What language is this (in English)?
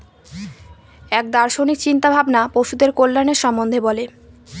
Bangla